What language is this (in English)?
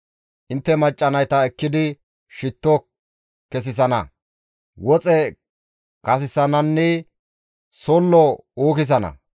Gamo